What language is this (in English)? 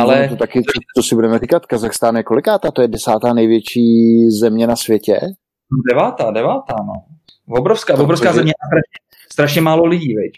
Czech